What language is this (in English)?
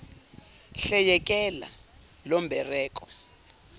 Zulu